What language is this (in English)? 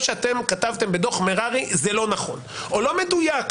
Hebrew